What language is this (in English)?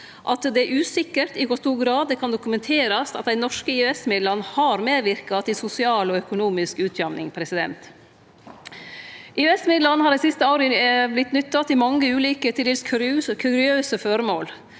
Norwegian